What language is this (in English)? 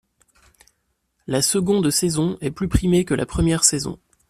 French